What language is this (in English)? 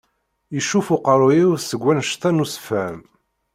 Kabyle